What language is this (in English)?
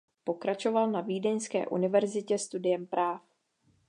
Czech